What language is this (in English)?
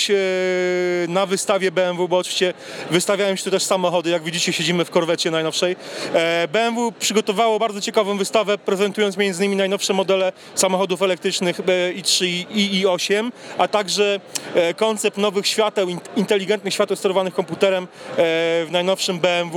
Polish